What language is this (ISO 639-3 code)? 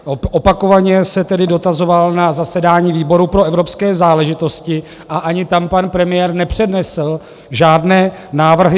ces